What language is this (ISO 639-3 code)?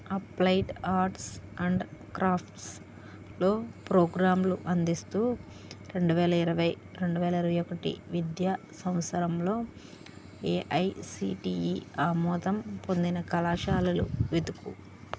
tel